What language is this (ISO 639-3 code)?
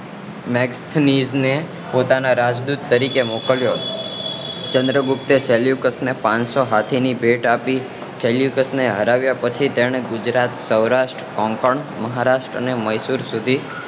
guj